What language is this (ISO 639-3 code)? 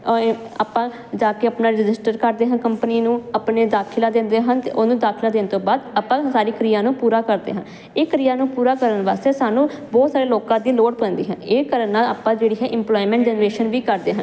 pan